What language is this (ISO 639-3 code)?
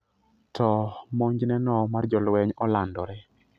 luo